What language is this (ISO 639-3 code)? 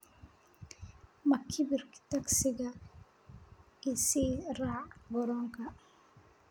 som